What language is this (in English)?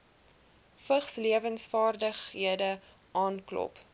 Afrikaans